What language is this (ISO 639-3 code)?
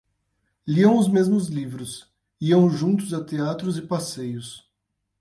por